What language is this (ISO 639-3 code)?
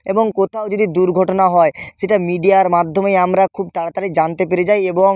ben